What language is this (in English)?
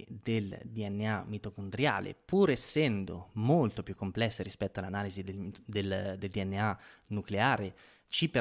Italian